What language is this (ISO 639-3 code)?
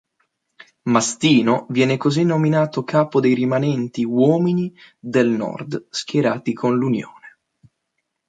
ita